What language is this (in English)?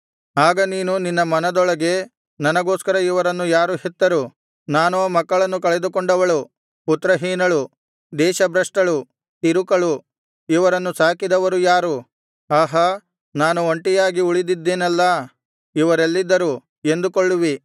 Kannada